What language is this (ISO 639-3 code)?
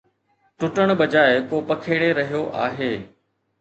snd